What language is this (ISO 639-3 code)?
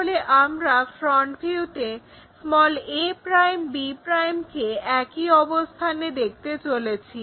ben